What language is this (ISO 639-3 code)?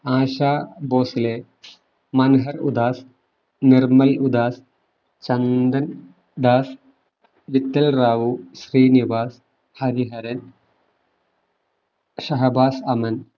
mal